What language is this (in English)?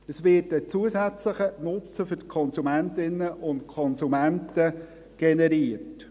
Swiss German